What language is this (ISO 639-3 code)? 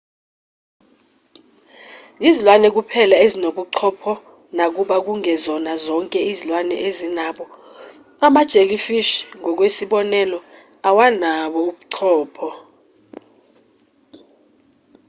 zul